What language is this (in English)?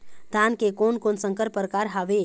Chhattisgarhi